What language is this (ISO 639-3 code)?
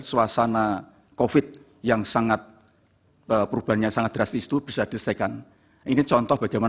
ind